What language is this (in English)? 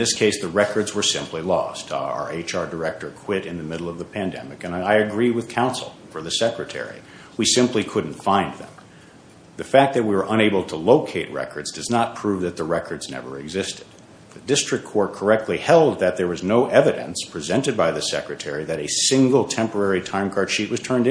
English